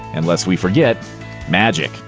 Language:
English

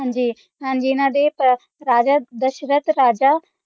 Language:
Punjabi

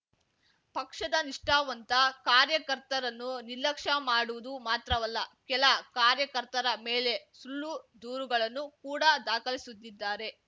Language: Kannada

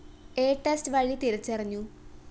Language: Malayalam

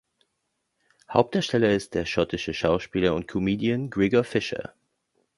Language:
German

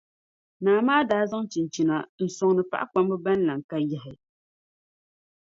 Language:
Dagbani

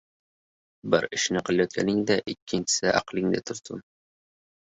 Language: Uzbek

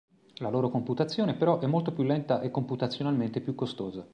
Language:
Italian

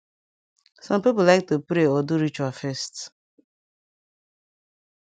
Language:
Nigerian Pidgin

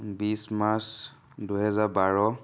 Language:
Assamese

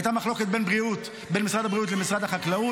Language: Hebrew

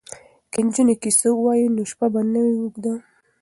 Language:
Pashto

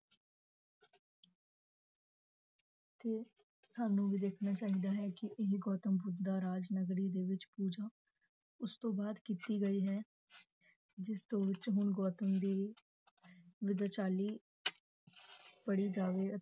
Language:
Punjabi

